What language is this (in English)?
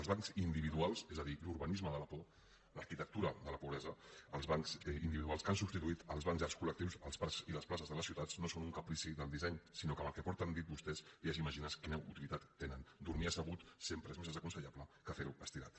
Catalan